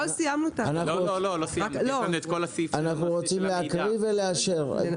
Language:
Hebrew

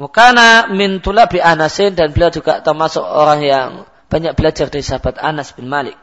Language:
Malay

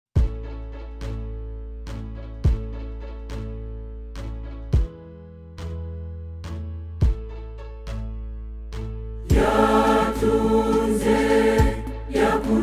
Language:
Romanian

